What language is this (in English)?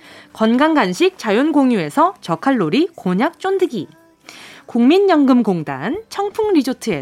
Korean